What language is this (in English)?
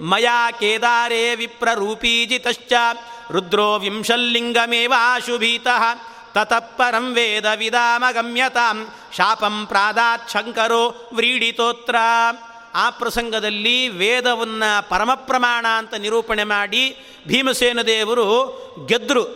Kannada